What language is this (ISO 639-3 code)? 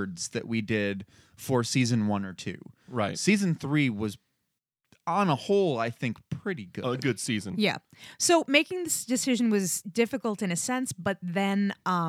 eng